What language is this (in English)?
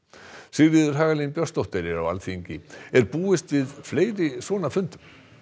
Icelandic